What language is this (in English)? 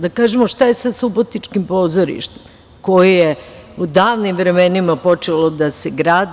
Serbian